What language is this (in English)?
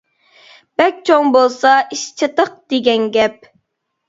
Uyghur